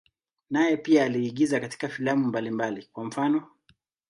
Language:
Swahili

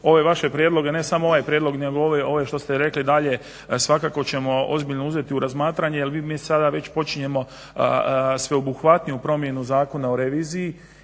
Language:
Croatian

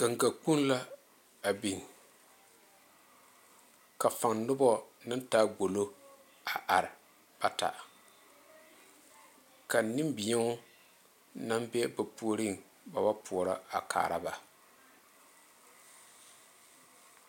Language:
Southern Dagaare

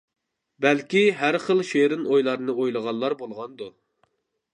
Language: Uyghur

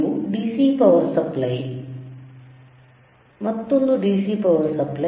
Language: Kannada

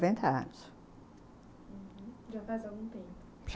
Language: Portuguese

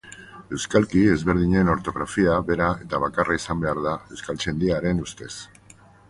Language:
Basque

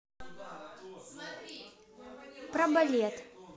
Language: Russian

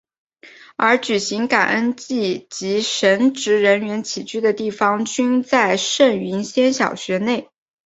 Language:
Chinese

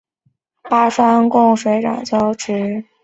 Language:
Chinese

